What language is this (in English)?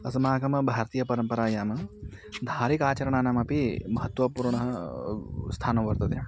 Sanskrit